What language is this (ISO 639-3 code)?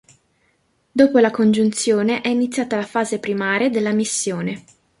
ita